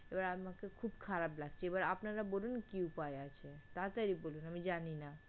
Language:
Bangla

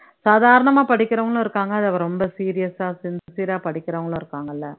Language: Tamil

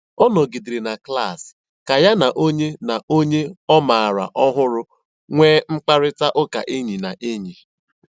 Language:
Igbo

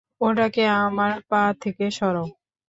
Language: Bangla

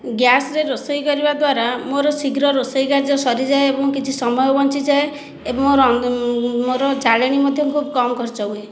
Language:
Odia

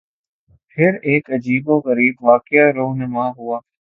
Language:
Urdu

